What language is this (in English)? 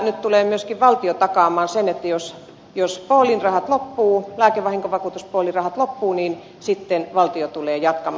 Finnish